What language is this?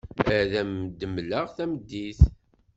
Kabyle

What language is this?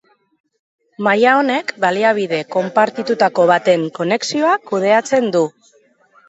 Basque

